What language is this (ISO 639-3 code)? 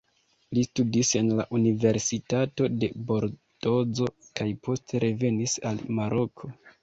epo